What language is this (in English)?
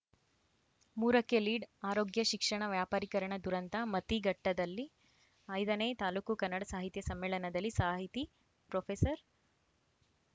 Kannada